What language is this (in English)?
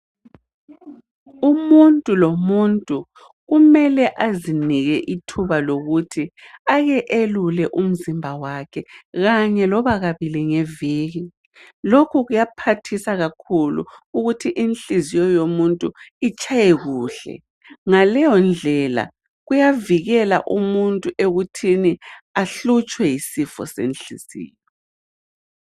North Ndebele